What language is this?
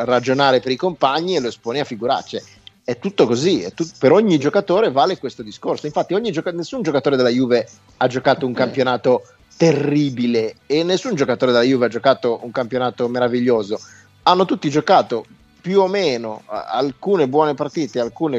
Italian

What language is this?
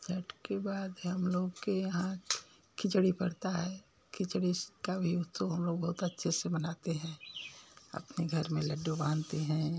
Hindi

